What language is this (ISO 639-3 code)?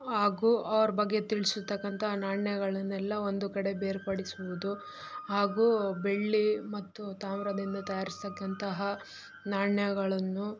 kan